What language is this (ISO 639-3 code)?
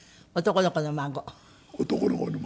jpn